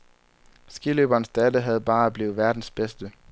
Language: Danish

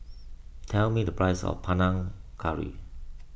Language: English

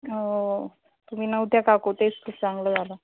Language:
Marathi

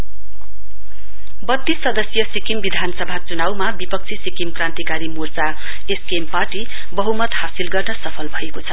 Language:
Nepali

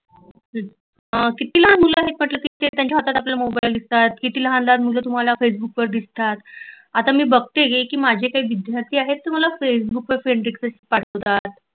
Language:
Marathi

